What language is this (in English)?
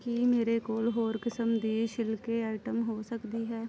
Punjabi